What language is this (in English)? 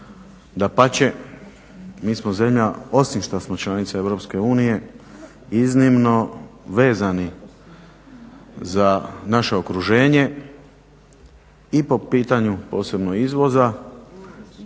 Croatian